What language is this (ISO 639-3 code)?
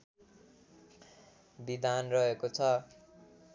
nep